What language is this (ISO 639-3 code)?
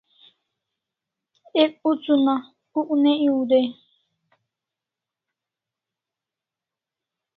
kls